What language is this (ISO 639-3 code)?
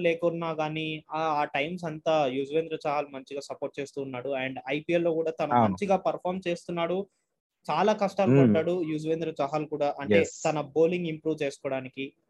tel